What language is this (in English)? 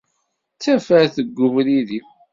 Kabyle